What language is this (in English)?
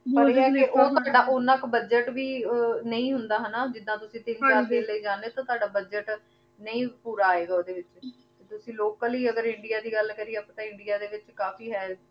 Punjabi